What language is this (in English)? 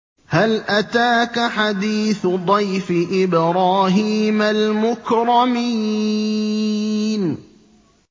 Arabic